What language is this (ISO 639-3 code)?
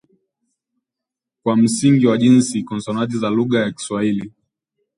swa